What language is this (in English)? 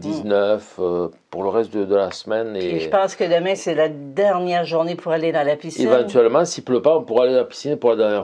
French